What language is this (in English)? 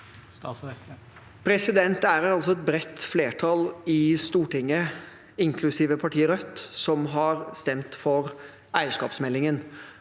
Norwegian